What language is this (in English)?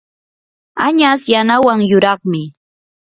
Yanahuanca Pasco Quechua